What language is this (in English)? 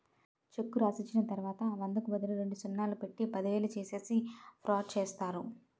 Telugu